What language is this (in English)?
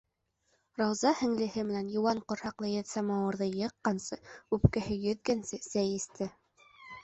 Bashkir